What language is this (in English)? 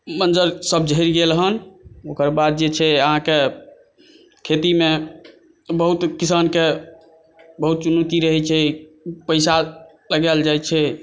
Maithili